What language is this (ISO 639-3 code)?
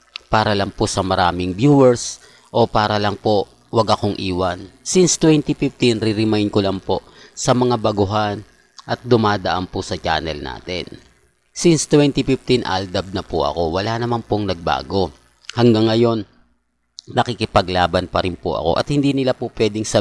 fil